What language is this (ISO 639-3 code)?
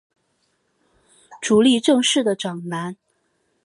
zho